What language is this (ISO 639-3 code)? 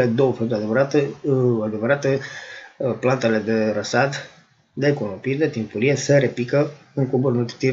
ron